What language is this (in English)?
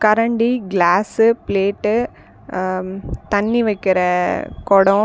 Tamil